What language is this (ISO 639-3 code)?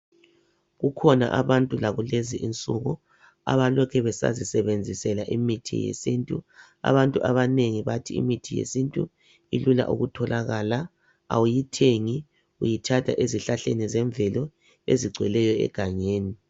nde